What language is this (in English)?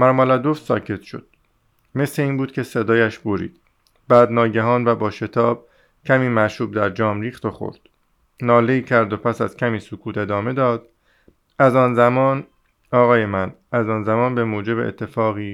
Persian